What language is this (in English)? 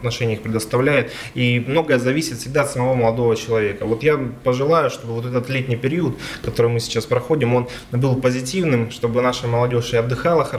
Russian